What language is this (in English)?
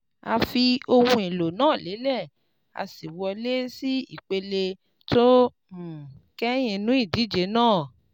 Yoruba